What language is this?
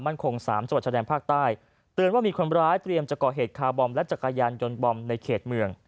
Thai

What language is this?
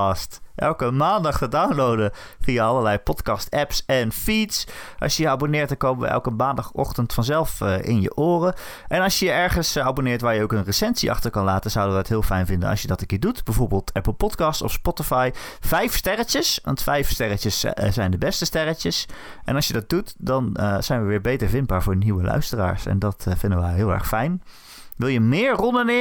Dutch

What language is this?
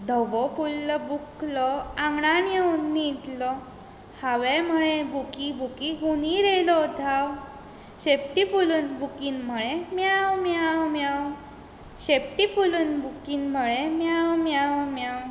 Konkani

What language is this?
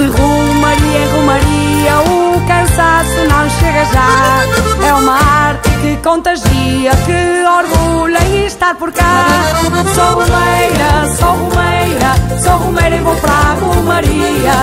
Portuguese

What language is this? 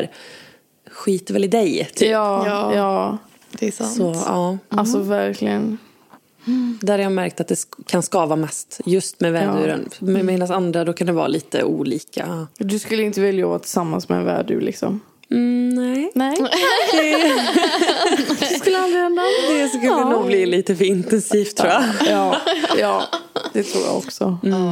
Swedish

